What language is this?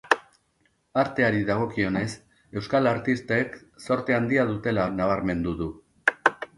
Basque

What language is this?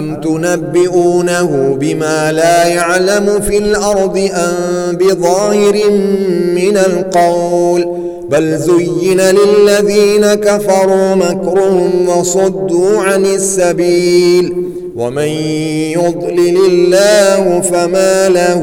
Arabic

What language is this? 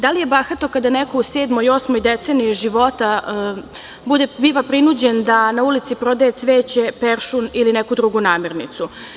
Serbian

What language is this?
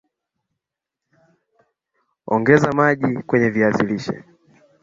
Swahili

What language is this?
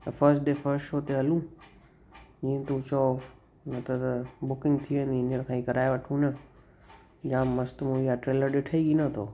Sindhi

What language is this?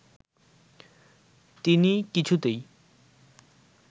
Bangla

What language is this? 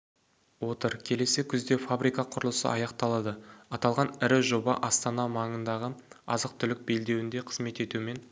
Kazakh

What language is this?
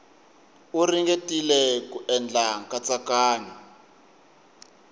Tsonga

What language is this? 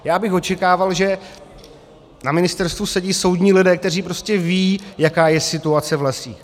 Czech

